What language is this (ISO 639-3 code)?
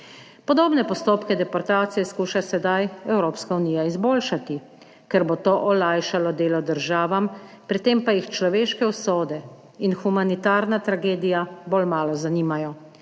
slv